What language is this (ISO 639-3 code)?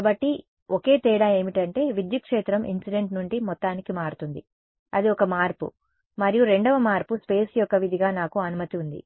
tel